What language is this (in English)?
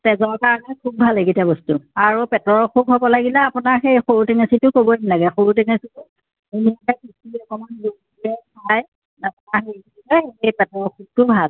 Assamese